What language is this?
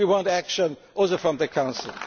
English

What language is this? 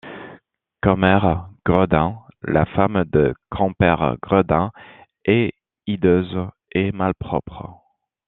French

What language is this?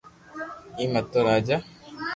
Loarki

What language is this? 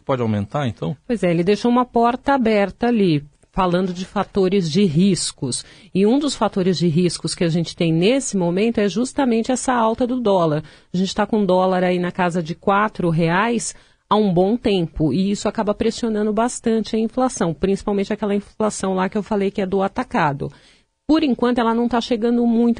Portuguese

